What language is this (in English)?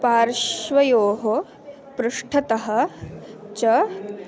Sanskrit